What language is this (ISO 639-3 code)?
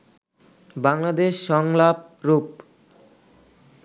ben